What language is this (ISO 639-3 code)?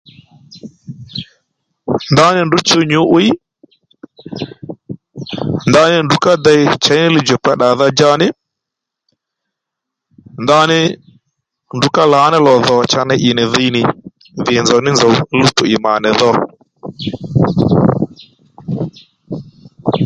led